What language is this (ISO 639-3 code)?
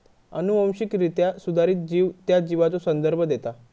mar